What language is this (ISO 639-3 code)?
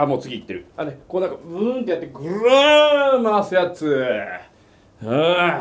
jpn